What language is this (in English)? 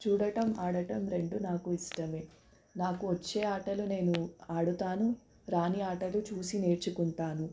Telugu